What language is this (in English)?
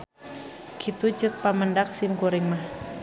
Sundanese